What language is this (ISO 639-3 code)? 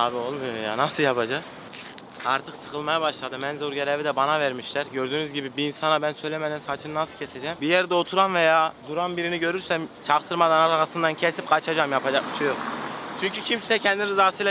tur